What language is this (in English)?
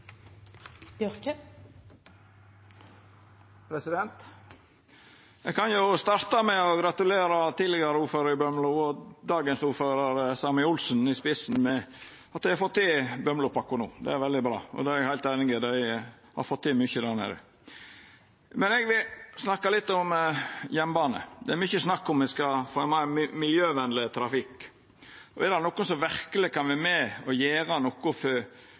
Norwegian Nynorsk